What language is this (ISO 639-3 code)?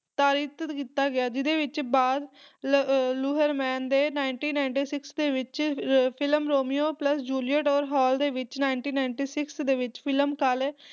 pan